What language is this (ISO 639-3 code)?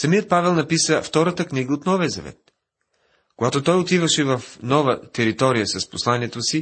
bul